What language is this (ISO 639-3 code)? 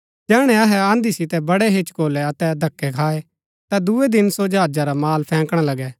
gbk